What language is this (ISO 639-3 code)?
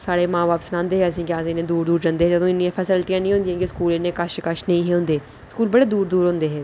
doi